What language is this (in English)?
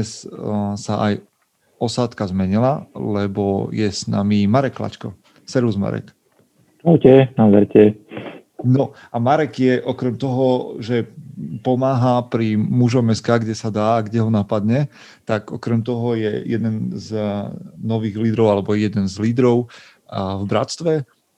Slovak